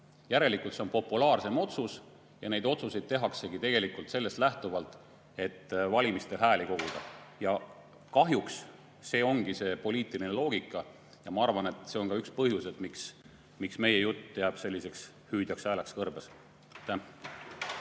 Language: Estonian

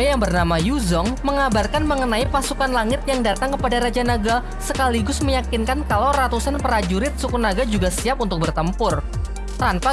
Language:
Indonesian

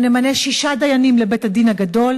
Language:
Hebrew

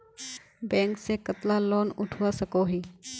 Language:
Magahi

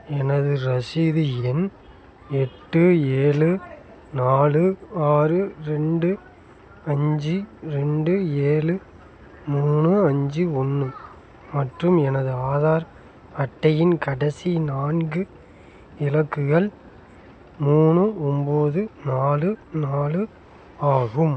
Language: Tamil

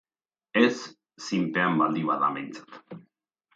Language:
Basque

